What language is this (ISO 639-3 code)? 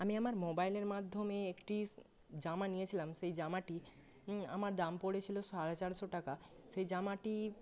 ben